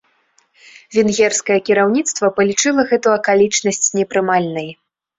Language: Belarusian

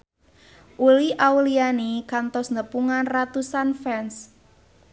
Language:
Sundanese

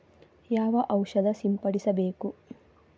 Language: Kannada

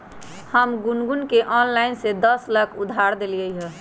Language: Magahi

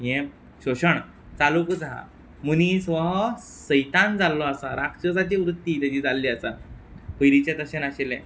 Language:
Konkani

